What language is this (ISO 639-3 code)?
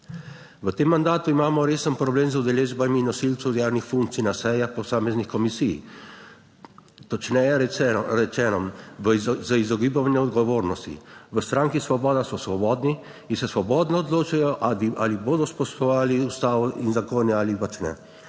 slv